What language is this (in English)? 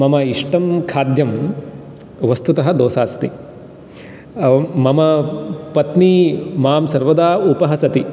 Sanskrit